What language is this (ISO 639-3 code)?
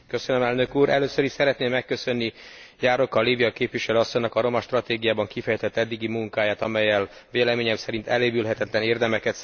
hun